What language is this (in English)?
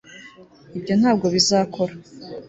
Kinyarwanda